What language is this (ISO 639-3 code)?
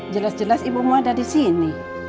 ind